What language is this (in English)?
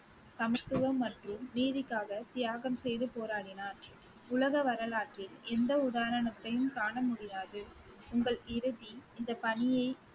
Tamil